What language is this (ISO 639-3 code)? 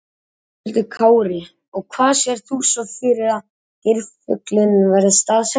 isl